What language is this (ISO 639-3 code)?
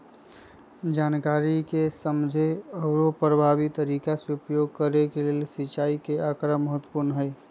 mag